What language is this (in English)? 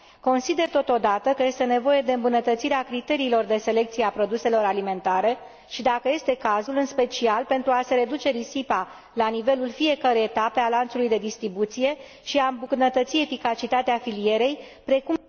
Romanian